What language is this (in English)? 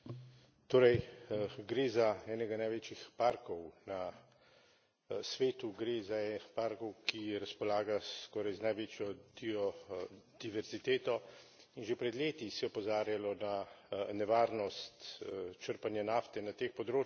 Slovenian